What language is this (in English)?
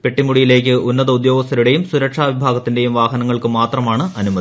Malayalam